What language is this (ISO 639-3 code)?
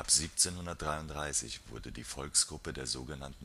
deu